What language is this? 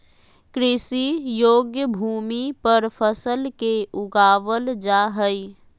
Magahi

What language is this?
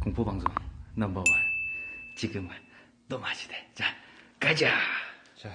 Korean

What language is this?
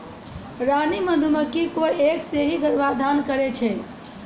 Maithili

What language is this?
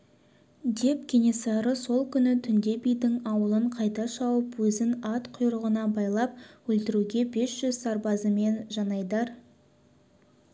Kazakh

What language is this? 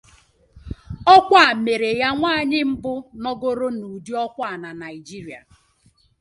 Igbo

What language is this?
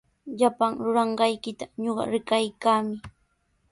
Sihuas Ancash Quechua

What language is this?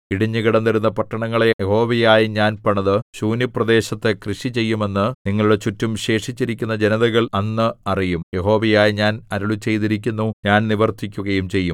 Malayalam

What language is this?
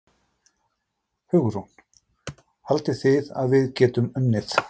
Icelandic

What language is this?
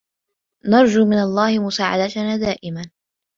Arabic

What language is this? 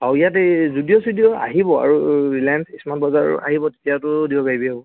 Assamese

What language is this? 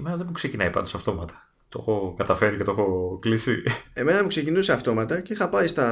Greek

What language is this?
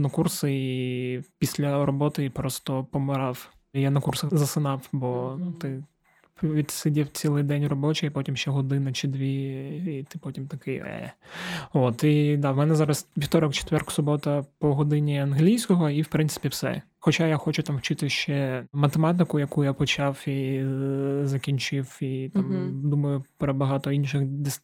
Ukrainian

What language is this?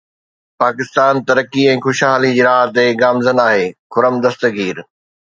Sindhi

